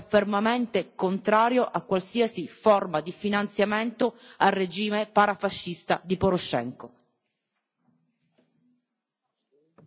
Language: Italian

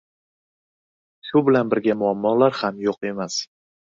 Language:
Uzbek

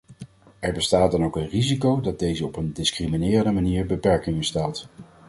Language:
Dutch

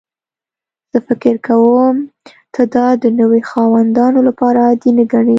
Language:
Pashto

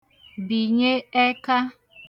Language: Igbo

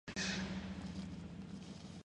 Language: Spanish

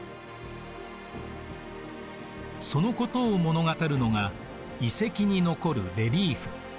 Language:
Japanese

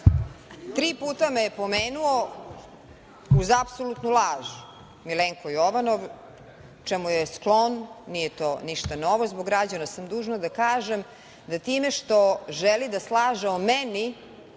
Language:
Serbian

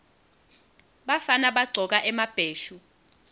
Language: Swati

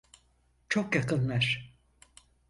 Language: Turkish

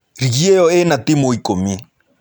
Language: Kikuyu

